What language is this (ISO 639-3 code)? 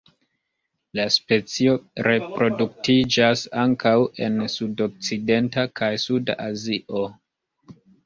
epo